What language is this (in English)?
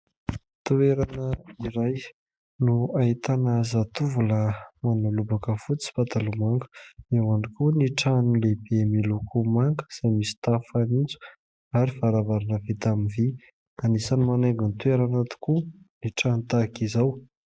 Malagasy